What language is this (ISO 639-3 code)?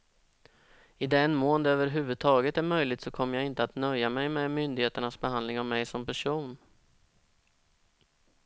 swe